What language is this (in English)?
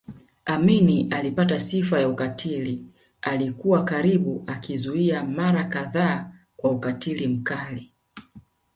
Swahili